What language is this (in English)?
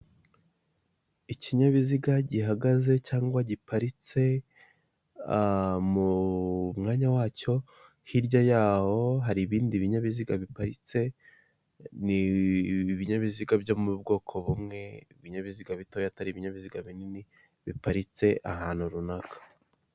Kinyarwanda